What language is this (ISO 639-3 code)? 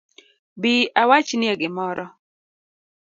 luo